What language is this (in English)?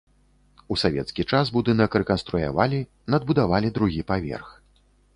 Belarusian